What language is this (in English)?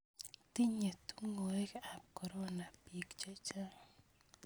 Kalenjin